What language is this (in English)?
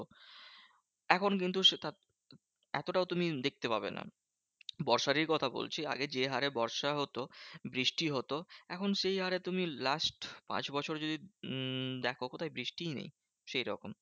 Bangla